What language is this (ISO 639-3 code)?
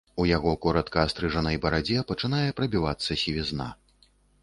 bel